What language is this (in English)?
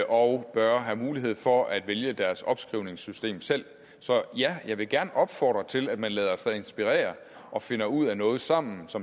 Danish